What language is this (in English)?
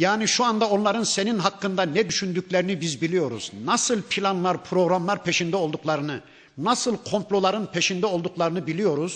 Turkish